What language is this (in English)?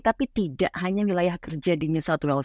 Indonesian